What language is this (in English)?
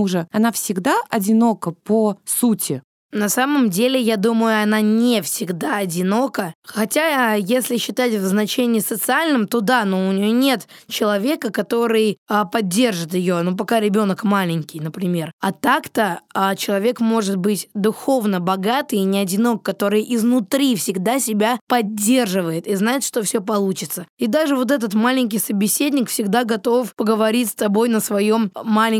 Russian